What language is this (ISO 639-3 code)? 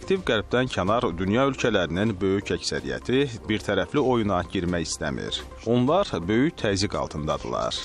tur